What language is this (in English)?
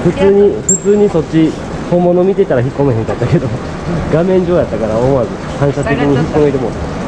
Japanese